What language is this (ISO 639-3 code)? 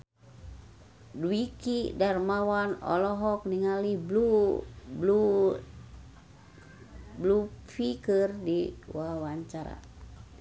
sun